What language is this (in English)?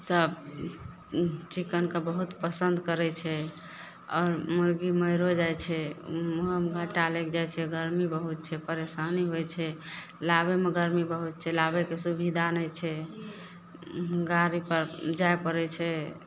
Maithili